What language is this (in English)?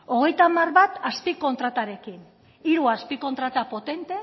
Basque